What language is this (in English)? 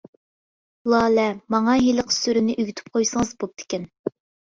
Uyghur